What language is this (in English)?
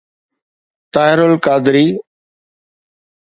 Sindhi